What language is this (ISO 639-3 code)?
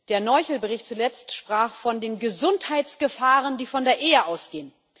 deu